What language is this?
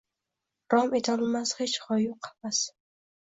Uzbek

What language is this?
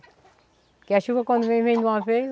Portuguese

